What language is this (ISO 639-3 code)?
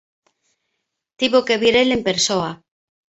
glg